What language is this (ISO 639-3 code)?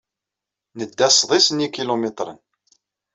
kab